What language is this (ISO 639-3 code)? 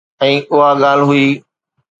snd